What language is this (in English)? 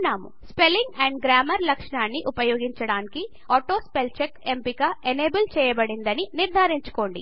Telugu